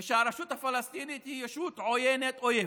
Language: Hebrew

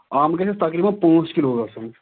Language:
Kashmiri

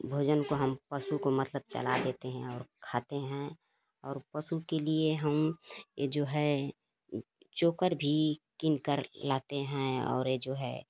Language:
Hindi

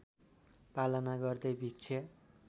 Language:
Nepali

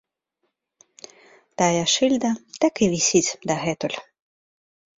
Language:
Belarusian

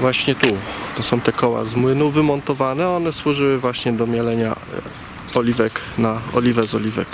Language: Polish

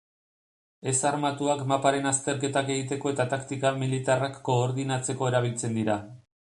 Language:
Basque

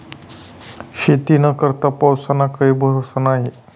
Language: Marathi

